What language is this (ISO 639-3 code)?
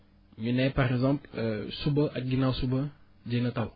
wol